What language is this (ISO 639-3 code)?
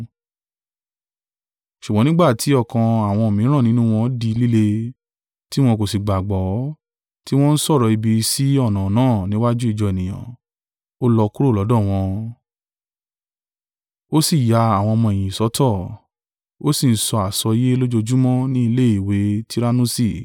yor